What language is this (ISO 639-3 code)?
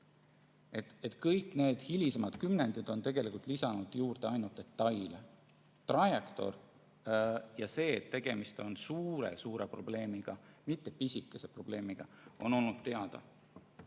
est